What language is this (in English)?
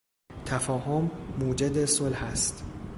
Persian